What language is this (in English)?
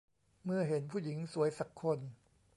Thai